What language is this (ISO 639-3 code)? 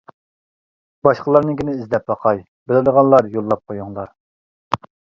uig